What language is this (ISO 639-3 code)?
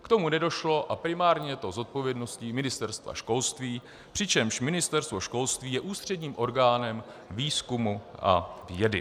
ces